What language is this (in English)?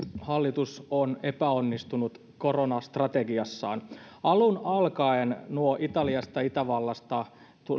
Finnish